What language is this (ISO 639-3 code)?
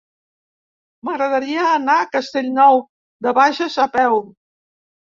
cat